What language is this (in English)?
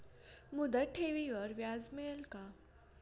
Marathi